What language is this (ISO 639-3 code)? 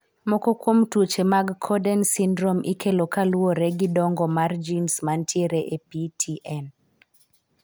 luo